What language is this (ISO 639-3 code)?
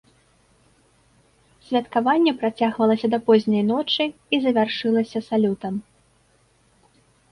bel